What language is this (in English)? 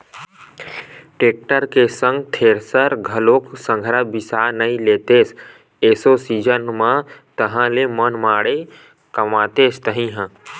Chhattisgarhi